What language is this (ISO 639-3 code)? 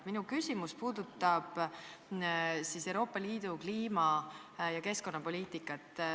est